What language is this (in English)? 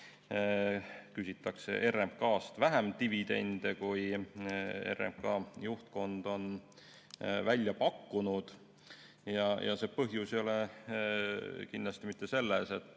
Estonian